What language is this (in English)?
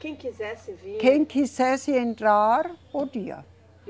Portuguese